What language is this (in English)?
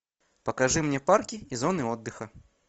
Russian